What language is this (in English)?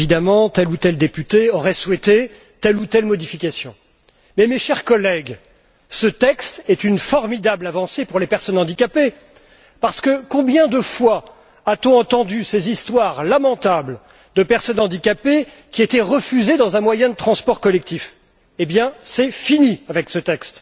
French